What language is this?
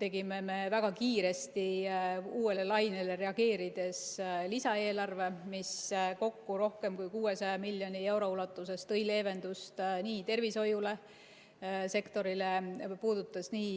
Estonian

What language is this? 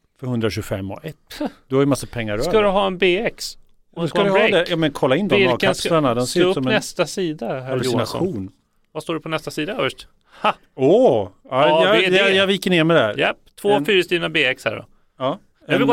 Swedish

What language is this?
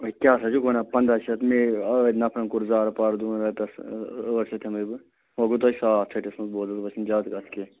Kashmiri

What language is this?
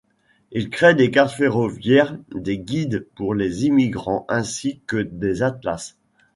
French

